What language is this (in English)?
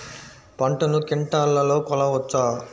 Telugu